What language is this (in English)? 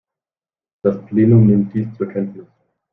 German